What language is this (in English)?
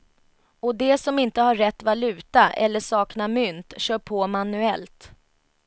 Swedish